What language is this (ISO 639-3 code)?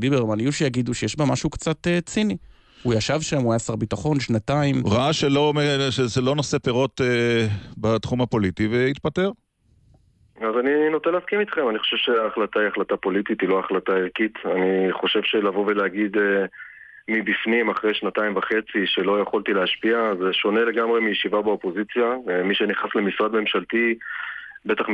heb